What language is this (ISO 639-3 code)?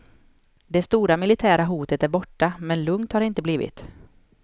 swe